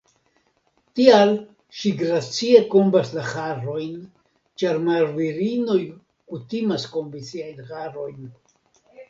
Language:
Esperanto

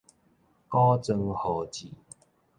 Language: Min Nan Chinese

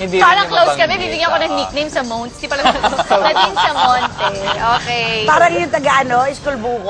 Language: Filipino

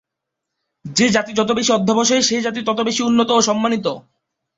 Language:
Bangla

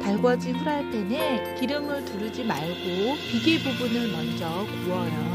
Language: Korean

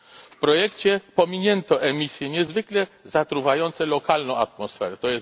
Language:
Polish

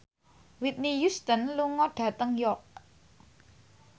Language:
Javanese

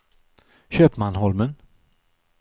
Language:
Swedish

